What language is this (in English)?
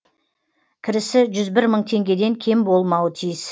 Kazakh